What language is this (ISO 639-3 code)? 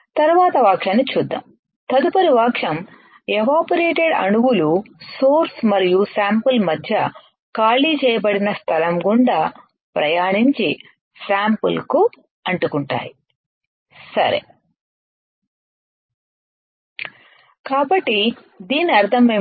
tel